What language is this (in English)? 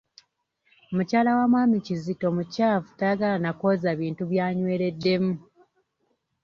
Ganda